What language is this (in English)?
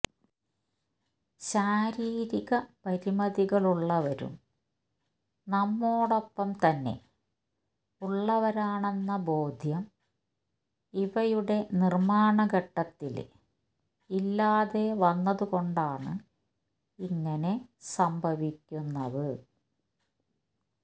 Malayalam